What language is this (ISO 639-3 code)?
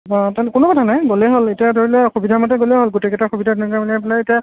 asm